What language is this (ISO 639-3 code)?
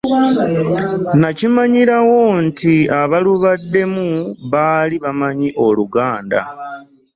lug